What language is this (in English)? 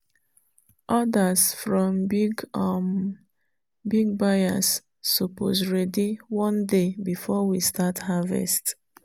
Nigerian Pidgin